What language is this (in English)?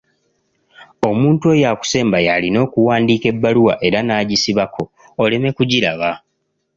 Ganda